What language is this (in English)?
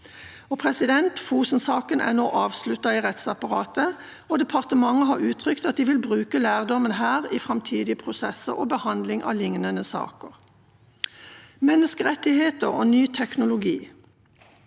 Norwegian